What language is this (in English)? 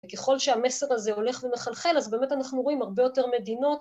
Hebrew